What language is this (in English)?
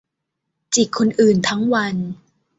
Thai